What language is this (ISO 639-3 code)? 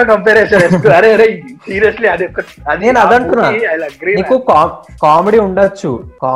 tel